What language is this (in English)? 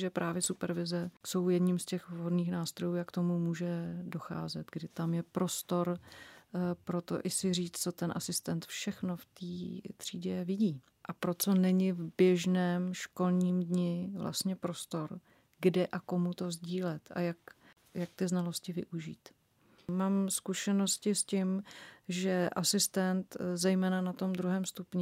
Czech